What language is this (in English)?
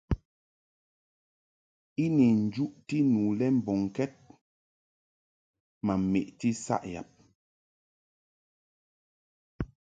Mungaka